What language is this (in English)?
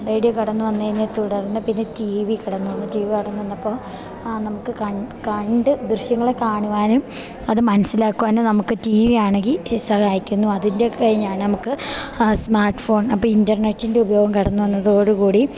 Malayalam